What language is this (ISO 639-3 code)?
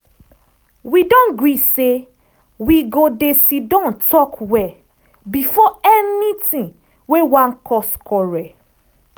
pcm